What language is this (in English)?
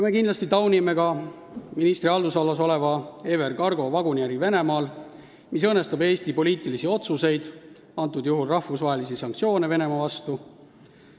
Estonian